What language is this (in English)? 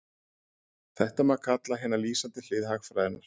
Icelandic